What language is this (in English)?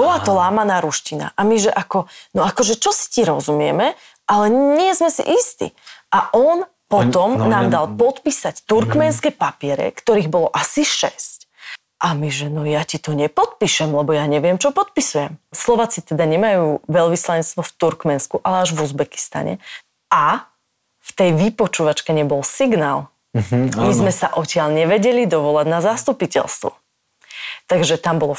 Slovak